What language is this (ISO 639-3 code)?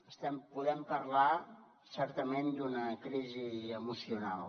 cat